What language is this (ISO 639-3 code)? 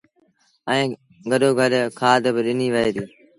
sbn